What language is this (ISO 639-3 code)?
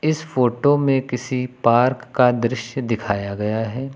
hin